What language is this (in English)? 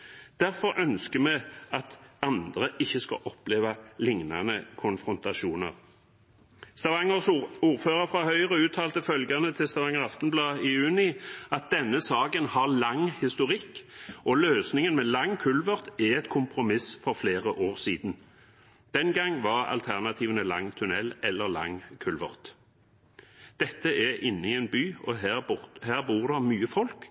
Norwegian Bokmål